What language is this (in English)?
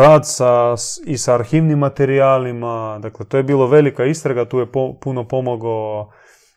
Croatian